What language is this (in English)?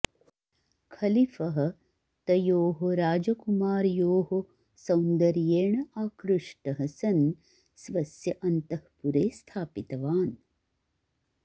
Sanskrit